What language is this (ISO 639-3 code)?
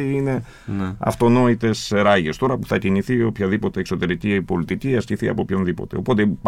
ell